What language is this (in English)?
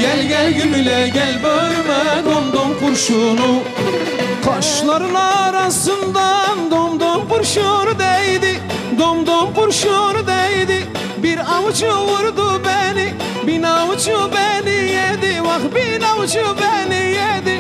Turkish